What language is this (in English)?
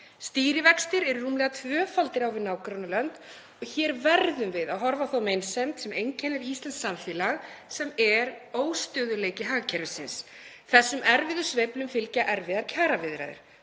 Icelandic